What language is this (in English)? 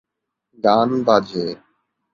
Bangla